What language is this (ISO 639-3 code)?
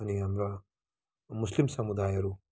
nep